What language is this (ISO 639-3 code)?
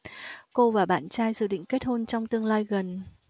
vie